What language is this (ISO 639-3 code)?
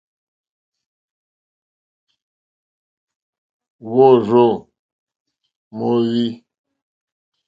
bri